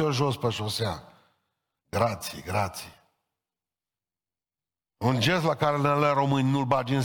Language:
Romanian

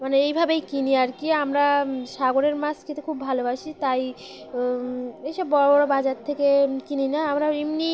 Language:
Bangla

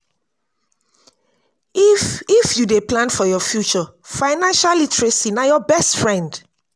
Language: Nigerian Pidgin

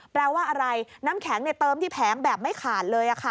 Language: Thai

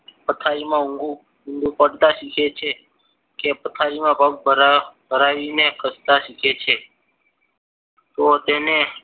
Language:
Gujarati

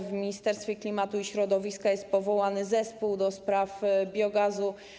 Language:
Polish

